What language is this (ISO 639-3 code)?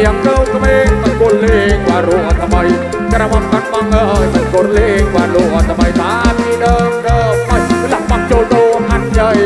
tha